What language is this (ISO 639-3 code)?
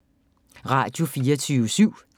dan